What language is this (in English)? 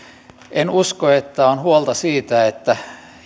Finnish